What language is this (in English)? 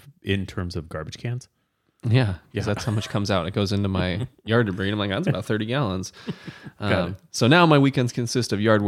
English